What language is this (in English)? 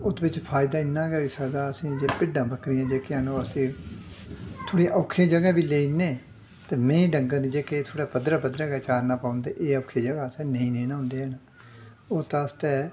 Dogri